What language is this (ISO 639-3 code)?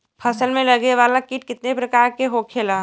bho